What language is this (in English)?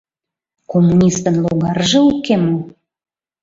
Mari